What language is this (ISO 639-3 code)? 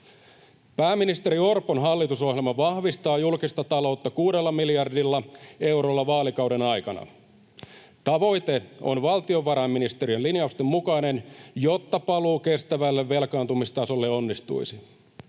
fin